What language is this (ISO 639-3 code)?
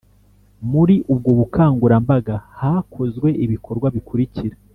kin